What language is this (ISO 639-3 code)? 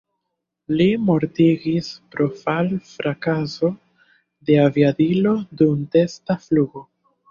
epo